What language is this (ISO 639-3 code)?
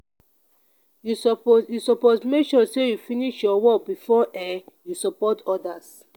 pcm